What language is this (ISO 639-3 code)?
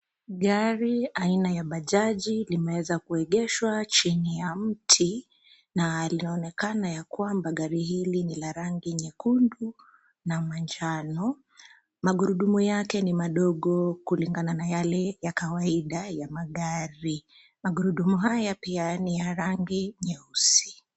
swa